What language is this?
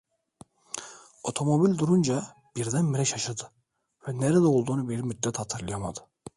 Turkish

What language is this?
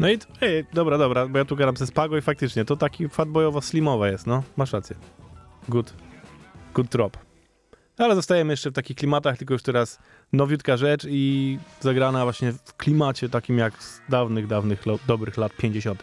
Polish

